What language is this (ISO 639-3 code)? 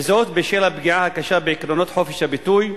heb